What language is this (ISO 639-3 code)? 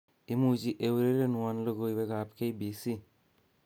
kln